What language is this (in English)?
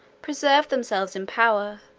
English